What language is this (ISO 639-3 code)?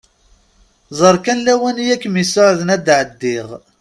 kab